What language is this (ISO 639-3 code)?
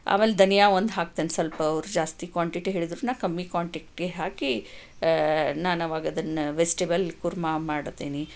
kan